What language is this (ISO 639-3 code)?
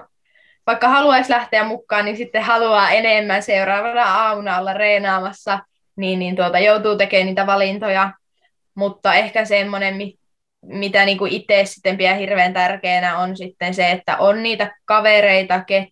fin